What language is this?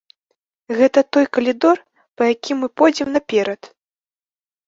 Belarusian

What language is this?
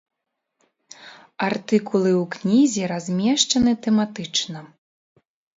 Belarusian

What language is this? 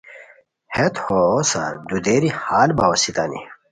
Khowar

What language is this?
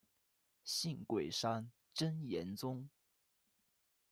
Chinese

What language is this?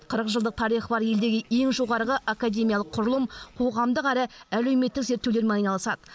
Kazakh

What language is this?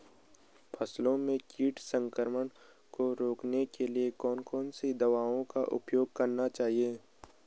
Hindi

